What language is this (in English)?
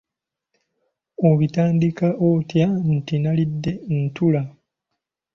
Ganda